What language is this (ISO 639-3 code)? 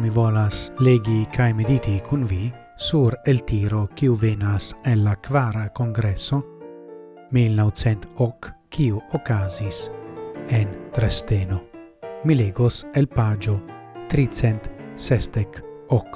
ita